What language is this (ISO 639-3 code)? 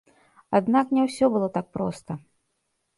bel